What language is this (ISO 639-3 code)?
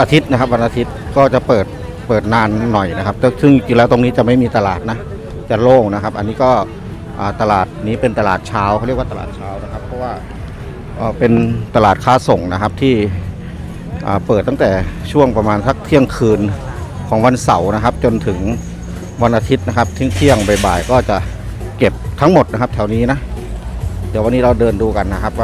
tha